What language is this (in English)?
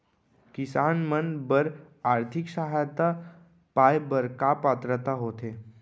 Chhattisgarhi